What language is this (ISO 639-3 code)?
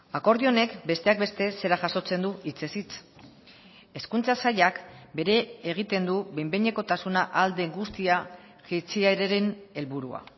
eus